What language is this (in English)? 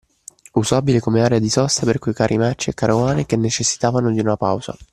Italian